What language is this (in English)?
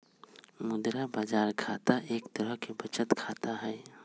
Magahi